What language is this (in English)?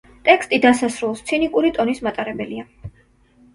Georgian